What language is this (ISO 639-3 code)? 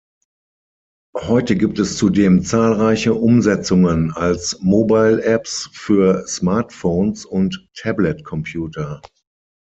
deu